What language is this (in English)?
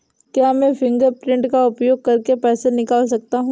Hindi